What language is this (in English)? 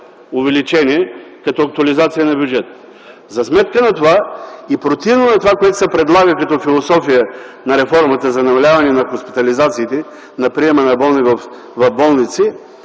Bulgarian